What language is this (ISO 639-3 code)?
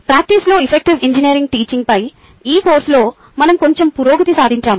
tel